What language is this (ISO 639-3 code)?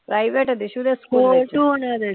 pan